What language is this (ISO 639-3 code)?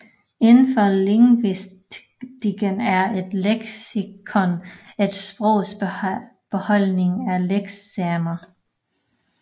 dan